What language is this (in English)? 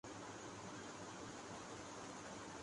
Urdu